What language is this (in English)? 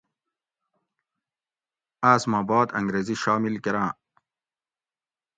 Gawri